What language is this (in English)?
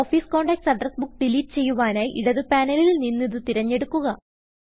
Malayalam